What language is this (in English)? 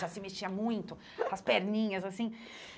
Portuguese